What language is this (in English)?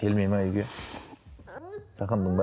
Kazakh